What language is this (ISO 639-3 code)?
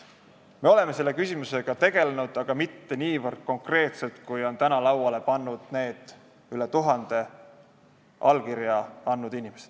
est